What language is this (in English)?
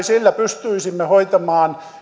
Finnish